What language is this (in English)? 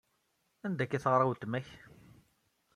Kabyle